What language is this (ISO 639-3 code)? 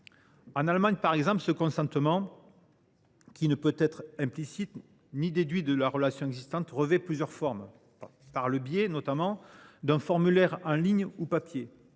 fra